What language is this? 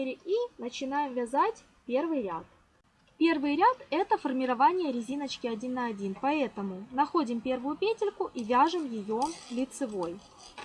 Russian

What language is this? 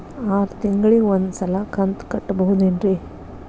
Kannada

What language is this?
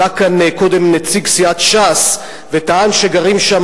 Hebrew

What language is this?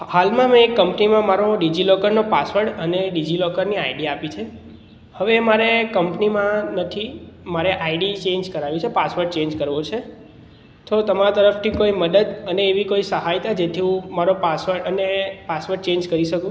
Gujarati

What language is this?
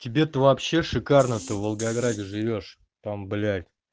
Russian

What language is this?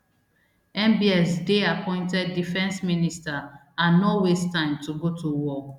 Nigerian Pidgin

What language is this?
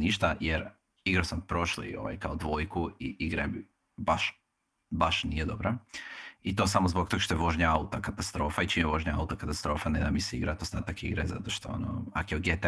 Croatian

